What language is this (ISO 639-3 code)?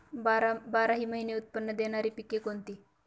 mar